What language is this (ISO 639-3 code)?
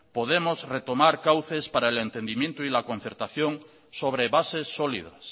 spa